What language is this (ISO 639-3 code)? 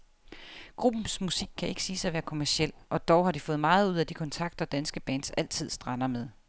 dan